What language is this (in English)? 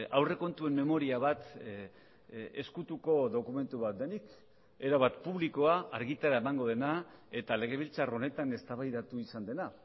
Basque